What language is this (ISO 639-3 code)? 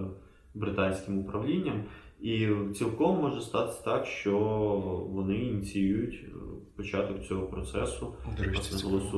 ukr